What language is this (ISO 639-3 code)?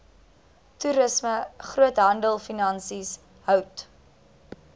afr